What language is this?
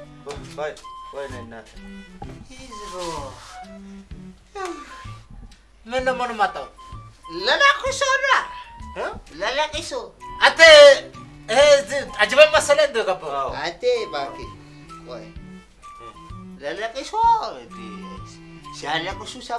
Amharic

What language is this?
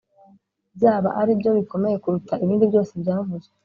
Kinyarwanda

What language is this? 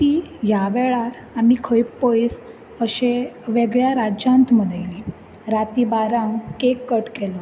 Konkani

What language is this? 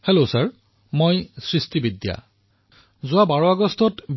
Assamese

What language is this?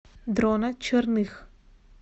Russian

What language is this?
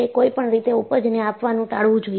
Gujarati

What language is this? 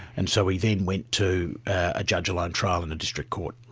English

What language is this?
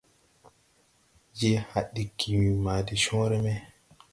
Tupuri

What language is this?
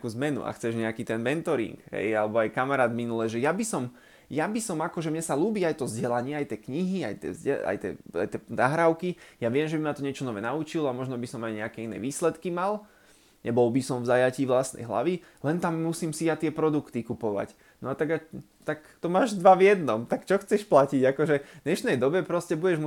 Slovak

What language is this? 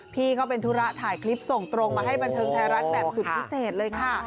Thai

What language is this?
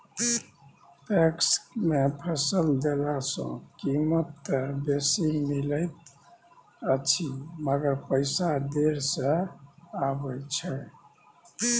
Maithili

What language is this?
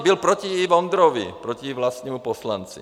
Czech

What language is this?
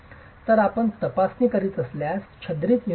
Marathi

